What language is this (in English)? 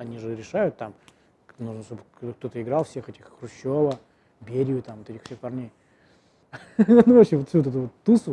Russian